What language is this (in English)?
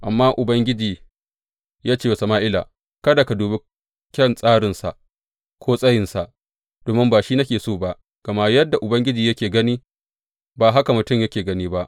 Hausa